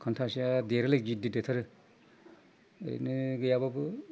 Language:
Bodo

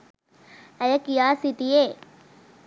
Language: Sinhala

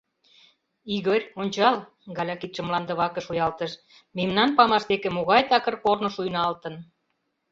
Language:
Mari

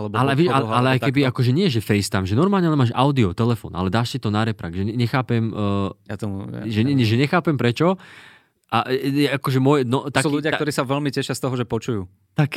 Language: Slovak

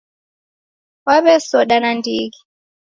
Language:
Taita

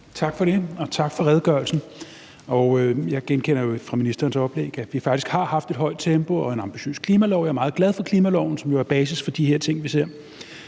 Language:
Danish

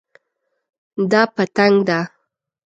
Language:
Pashto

